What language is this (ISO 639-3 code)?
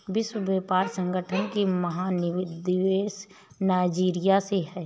hin